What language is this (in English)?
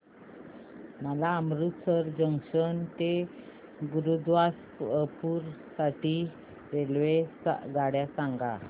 Marathi